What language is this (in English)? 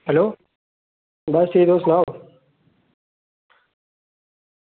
Dogri